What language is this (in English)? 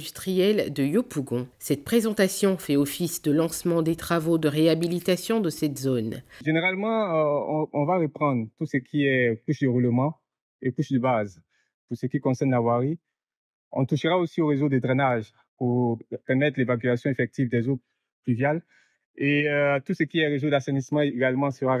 French